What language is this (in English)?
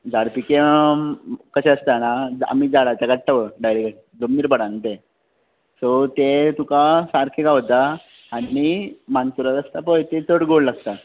Konkani